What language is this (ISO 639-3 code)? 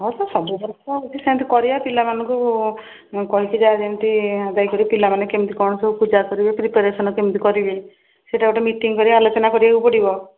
ori